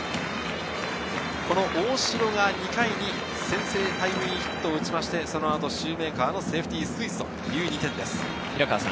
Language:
Japanese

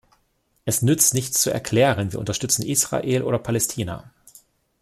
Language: German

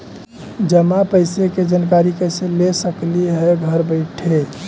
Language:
Magahi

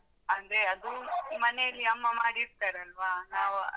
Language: Kannada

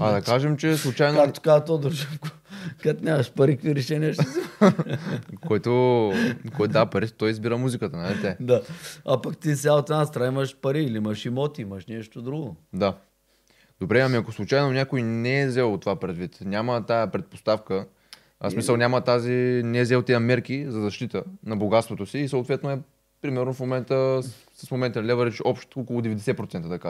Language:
Bulgarian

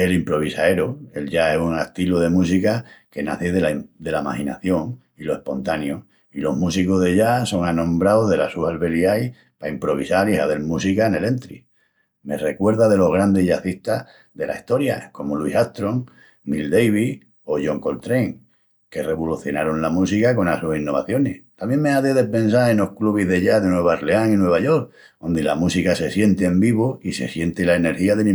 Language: Extremaduran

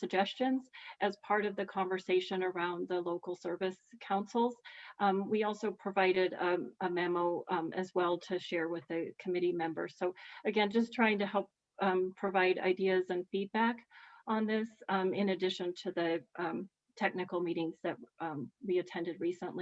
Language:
English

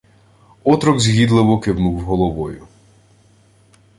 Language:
Ukrainian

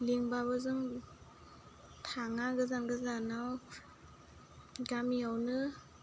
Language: Bodo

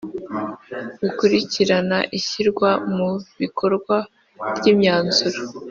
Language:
Kinyarwanda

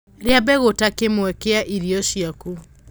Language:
Kikuyu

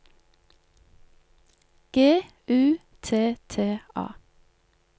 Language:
Norwegian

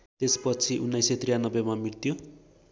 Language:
Nepali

